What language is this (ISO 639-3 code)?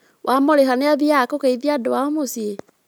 kik